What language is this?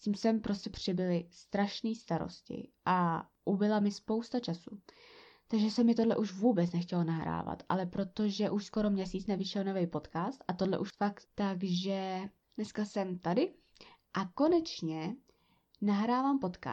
Czech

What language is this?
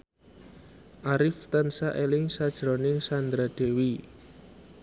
Javanese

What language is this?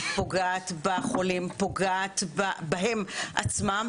Hebrew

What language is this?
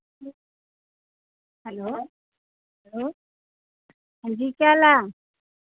Dogri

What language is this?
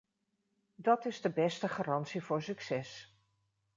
Dutch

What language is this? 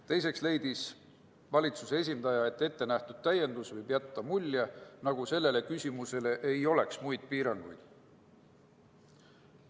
Estonian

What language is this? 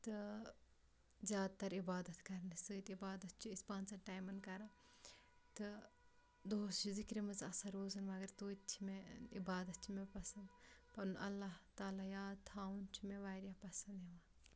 Kashmiri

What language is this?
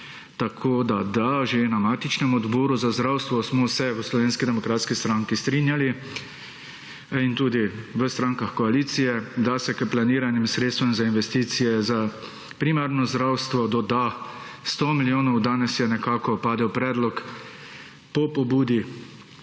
Slovenian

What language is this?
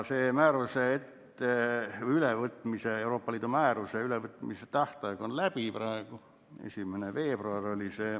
Estonian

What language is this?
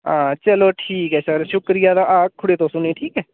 Dogri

